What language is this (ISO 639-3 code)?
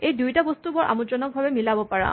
asm